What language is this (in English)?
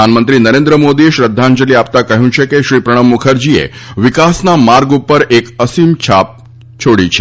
Gujarati